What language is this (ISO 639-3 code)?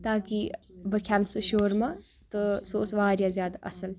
kas